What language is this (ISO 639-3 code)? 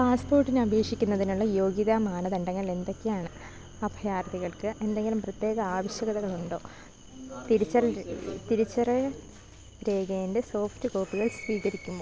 mal